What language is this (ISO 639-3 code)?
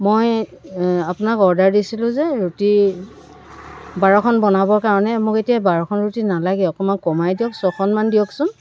asm